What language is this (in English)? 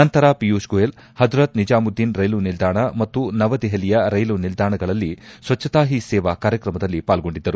Kannada